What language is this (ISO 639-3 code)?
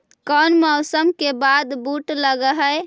mag